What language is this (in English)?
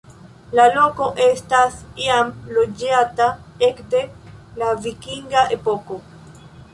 Esperanto